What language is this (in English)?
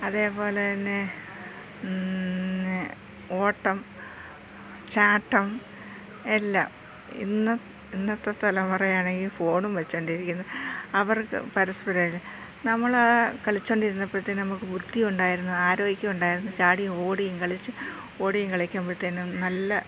Malayalam